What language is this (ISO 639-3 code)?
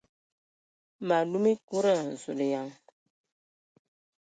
ewo